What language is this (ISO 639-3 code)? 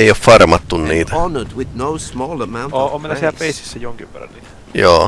fin